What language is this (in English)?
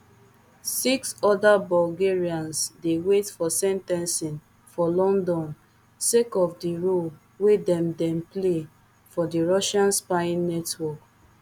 Nigerian Pidgin